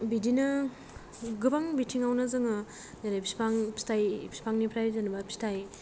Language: Bodo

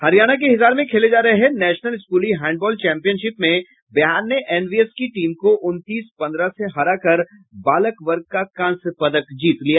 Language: Hindi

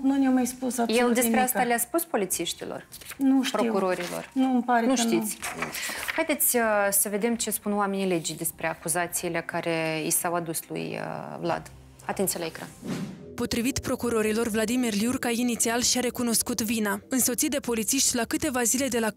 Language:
Romanian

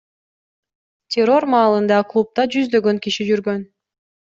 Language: Kyrgyz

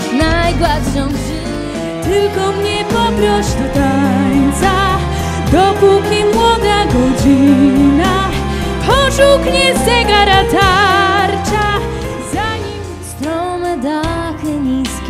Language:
Polish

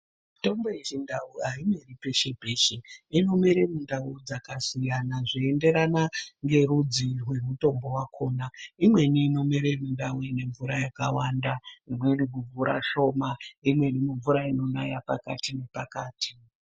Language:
Ndau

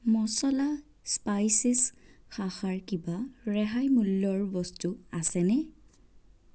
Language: Assamese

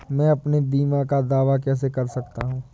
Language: Hindi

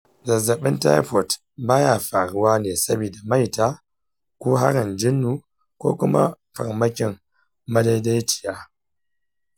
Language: Hausa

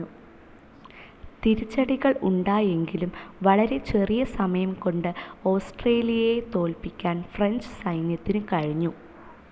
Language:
Malayalam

